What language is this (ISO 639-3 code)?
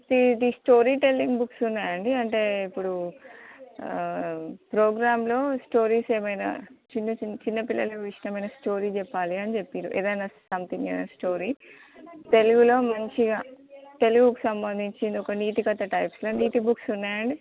tel